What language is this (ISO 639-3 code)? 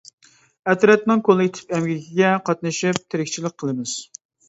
uig